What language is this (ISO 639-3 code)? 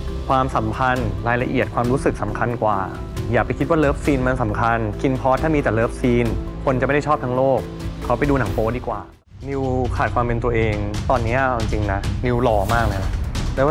tha